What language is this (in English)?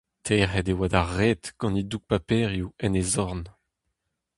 Breton